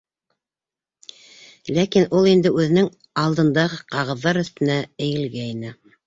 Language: Bashkir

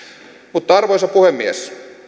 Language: Finnish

